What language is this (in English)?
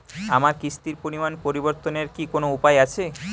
Bangla